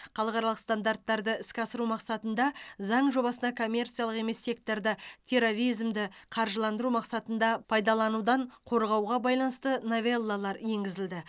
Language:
Kazakh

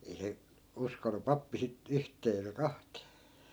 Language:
Finnish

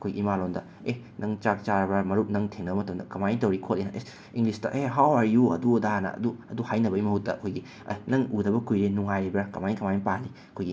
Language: Manipuri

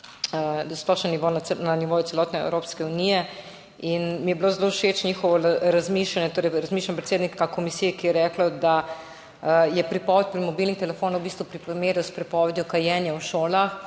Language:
Slovenian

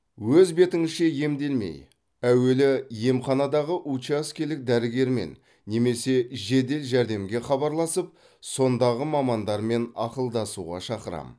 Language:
Kazakh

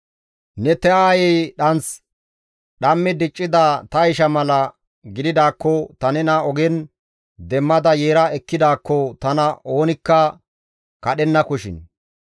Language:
Gamo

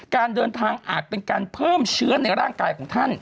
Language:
Thai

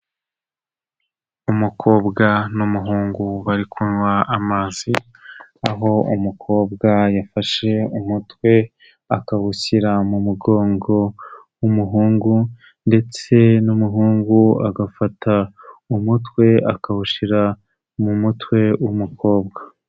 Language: Kinyarwanda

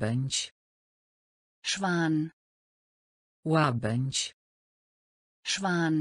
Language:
Polish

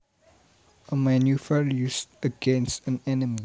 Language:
Javanese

